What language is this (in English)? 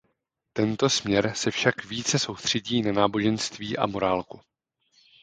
Czech